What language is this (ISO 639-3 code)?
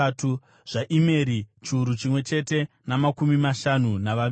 sna